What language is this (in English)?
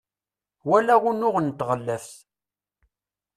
Kabyle